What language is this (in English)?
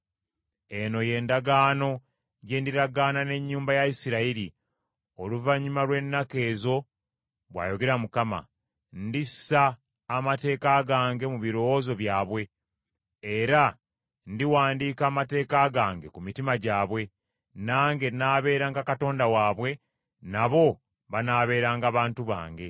Ganda